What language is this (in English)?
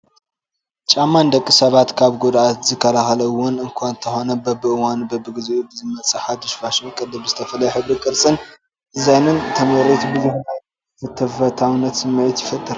Tigrinya